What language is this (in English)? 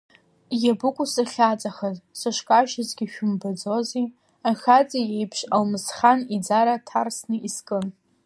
Abkhazian